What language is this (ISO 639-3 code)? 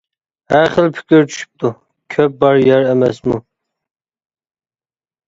uig